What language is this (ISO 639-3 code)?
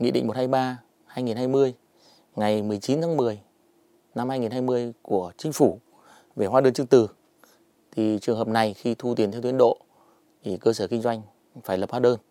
vie